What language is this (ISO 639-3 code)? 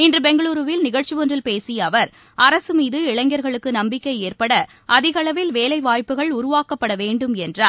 tam